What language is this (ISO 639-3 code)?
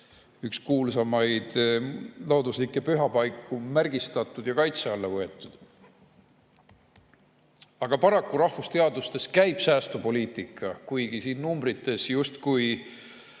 est